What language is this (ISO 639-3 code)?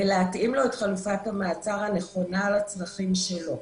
heb